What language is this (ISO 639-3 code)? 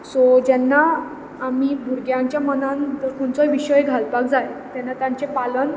kok